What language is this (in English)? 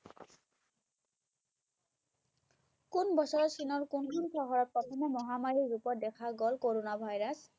Bangla